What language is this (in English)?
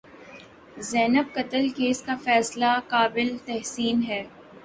Urdu